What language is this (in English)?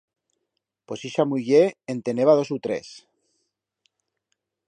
Aragonese